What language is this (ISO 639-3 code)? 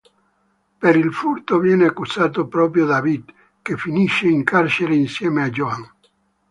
ita